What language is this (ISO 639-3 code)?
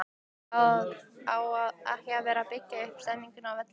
isl